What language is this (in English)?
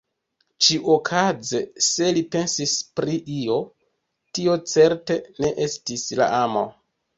Esperanto